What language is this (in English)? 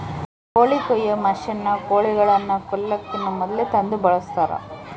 Kannada